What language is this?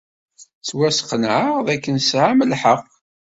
Kabyle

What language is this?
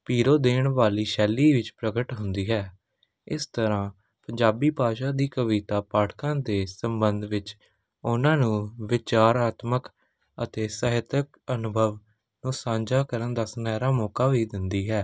Punjabi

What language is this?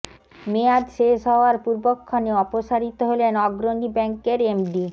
Bangla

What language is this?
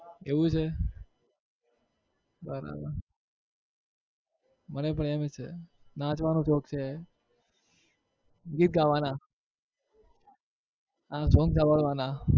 Gujarati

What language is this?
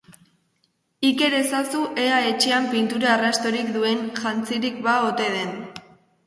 Basque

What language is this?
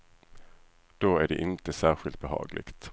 Swedish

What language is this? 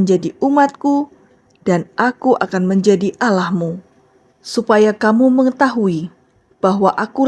Indonesian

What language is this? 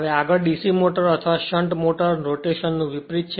Gujarati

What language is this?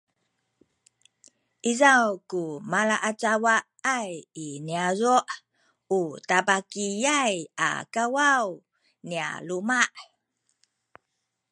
Sakizaya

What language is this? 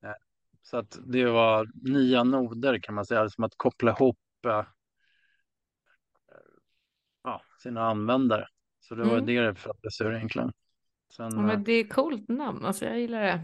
Swedish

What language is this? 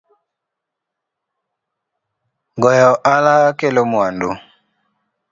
Luo (Kenya and Tanzania)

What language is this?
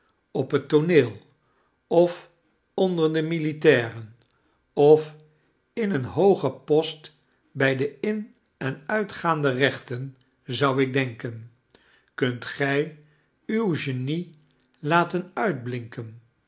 Dutch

